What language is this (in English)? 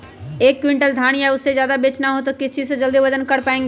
Magahi